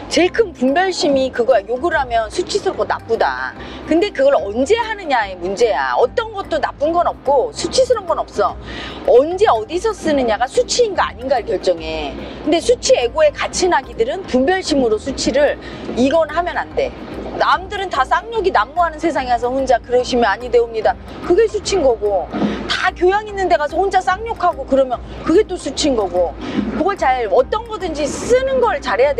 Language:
Korean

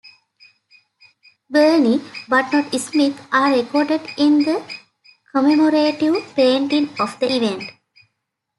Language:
English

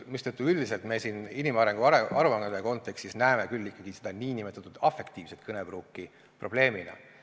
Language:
Estonian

